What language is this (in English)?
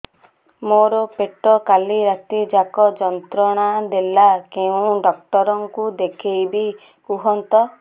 Odia